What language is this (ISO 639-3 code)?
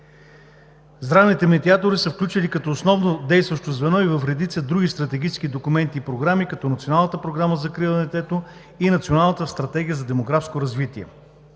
bul